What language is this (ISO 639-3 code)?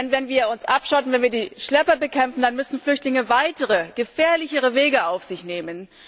deu